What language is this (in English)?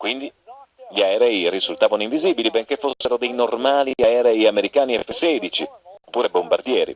Italian